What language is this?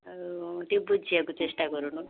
Odia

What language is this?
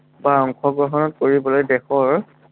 Assamese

